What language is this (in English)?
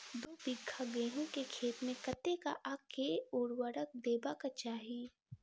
Maithili